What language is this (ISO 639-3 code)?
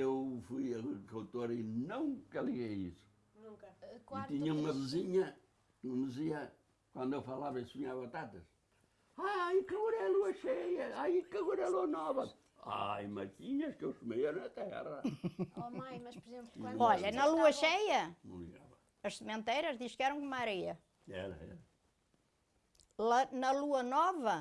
por